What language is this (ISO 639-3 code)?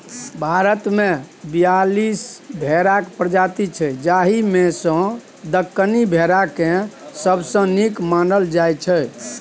mai